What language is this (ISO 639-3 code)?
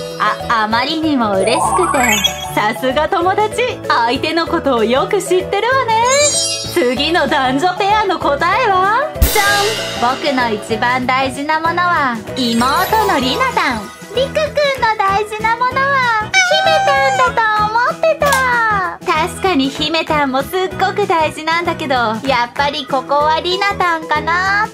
jpn